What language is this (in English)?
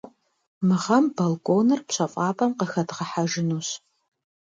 Kabardian